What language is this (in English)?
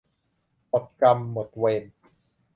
Thai